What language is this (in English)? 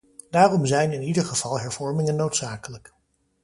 Dutch